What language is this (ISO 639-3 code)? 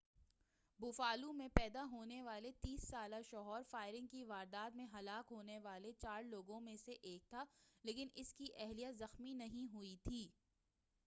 urd